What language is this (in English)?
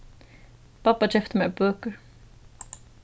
Faroese